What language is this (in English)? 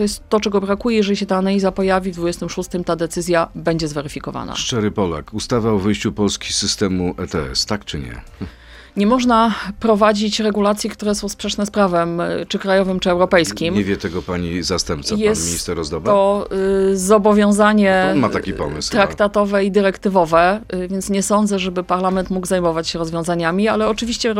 Polish